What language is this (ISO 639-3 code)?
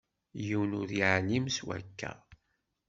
kab